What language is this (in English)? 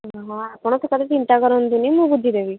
Odia